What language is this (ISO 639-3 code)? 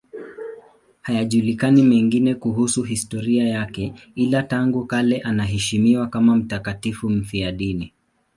swa